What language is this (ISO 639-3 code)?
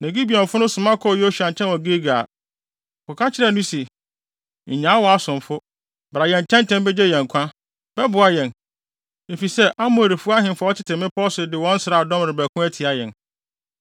aka